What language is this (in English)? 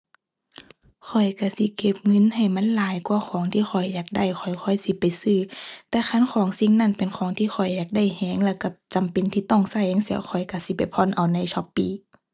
Thai